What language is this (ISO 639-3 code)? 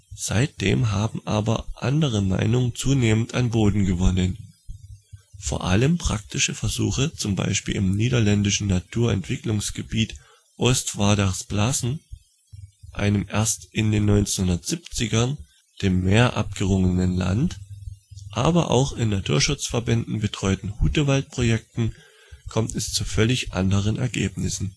deu